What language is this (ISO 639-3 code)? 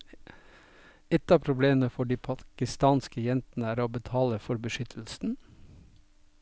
nor